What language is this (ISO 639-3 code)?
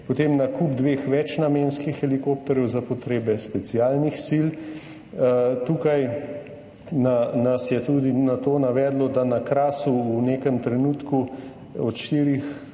slv